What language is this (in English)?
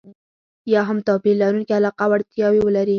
Pashto